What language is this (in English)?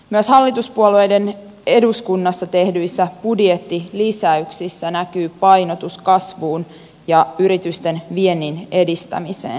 Finnish